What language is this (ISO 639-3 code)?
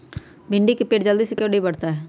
mag